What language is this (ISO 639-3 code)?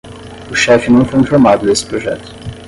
por